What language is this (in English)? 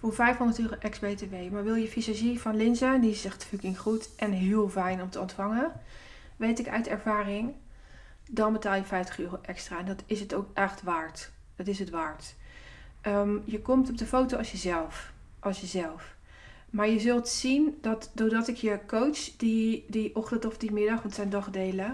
Dutch